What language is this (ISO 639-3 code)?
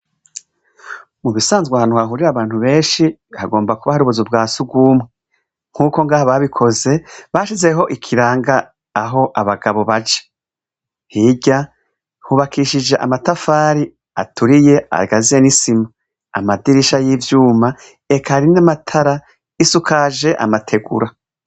run